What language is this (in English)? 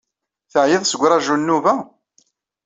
Kabyle